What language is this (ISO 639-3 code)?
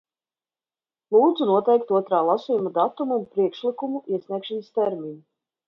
lav